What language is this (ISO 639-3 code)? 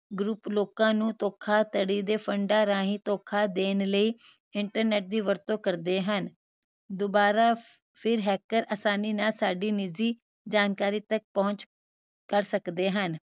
pan